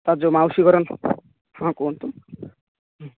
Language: Odia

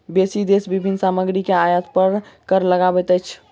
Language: Maithili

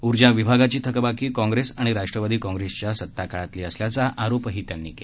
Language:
Marathi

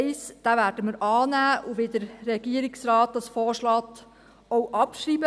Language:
Swiss German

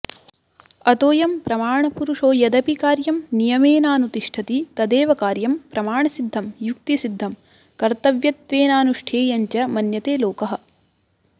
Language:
Sanskrit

